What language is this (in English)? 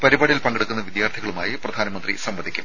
Malayalam